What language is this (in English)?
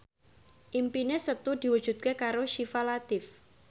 Javanese